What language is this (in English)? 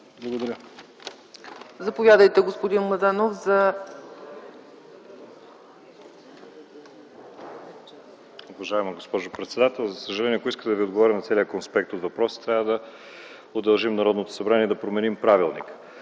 Bulgarian